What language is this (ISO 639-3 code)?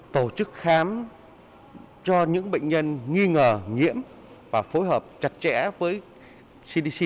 vie